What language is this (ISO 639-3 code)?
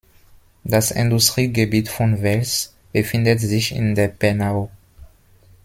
deu